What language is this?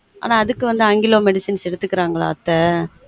Tamil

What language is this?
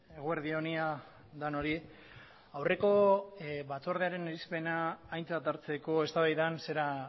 Basque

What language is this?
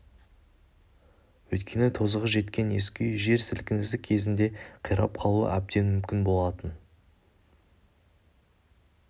Kazakh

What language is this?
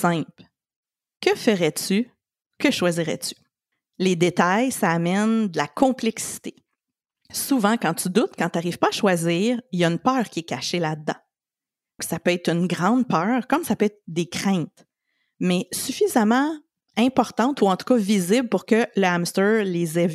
French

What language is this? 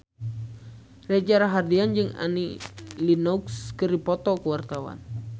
Sundanese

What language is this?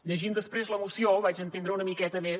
Catalan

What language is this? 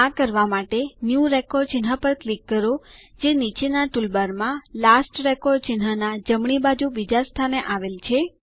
Gujarati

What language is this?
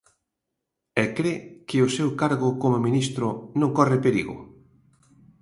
Galician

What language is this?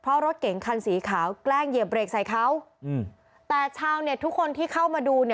Thai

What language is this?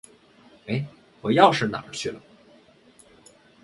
Chinese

